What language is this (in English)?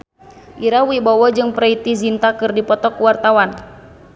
Sundanese